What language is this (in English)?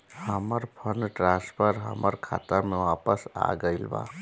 Bhojpuri